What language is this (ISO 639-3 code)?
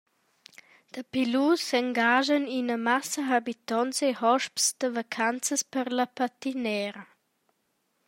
roh